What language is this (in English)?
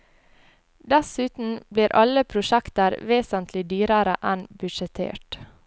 Norwegian